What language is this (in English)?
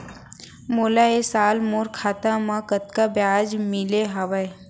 Chhattisgarhi